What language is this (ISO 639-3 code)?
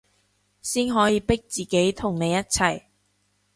yue